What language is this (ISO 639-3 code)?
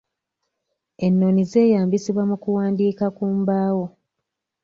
lug